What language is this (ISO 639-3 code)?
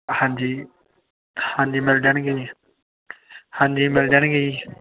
pan